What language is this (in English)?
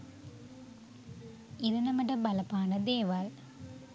Sinhala